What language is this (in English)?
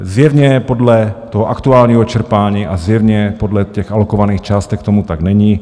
Czech